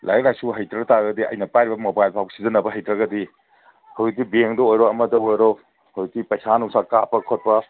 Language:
Manipuri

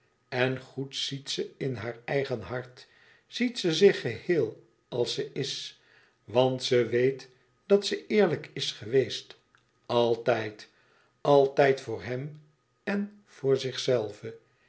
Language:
Dutch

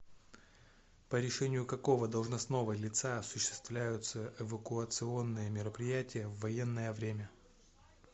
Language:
Russian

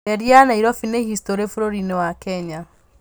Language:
Kikuyu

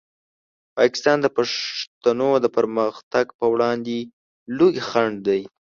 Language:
Pashto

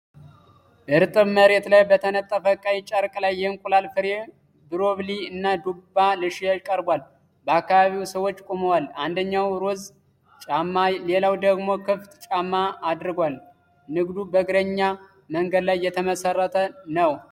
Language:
Amharic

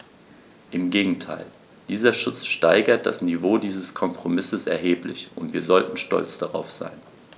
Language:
German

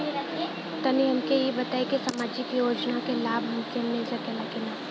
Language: Bhojpuri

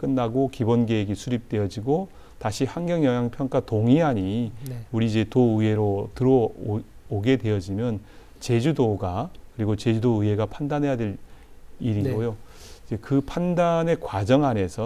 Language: Korean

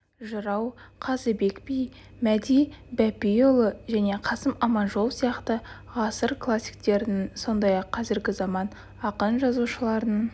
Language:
Kazakh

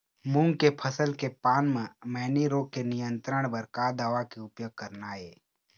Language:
Chhattisgarhi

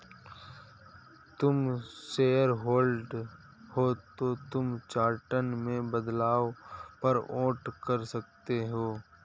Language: Hindi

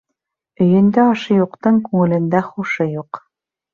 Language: Bashkir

